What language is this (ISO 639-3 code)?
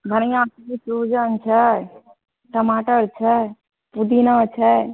mai